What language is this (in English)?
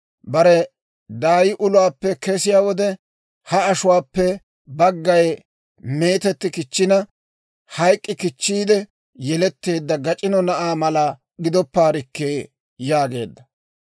Dawro